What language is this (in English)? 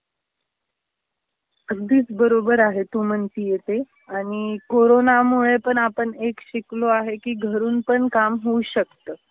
Marathi